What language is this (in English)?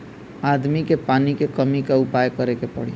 Bhojpuri